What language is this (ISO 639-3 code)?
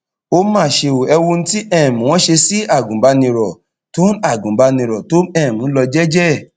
yor